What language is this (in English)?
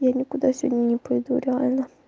Russian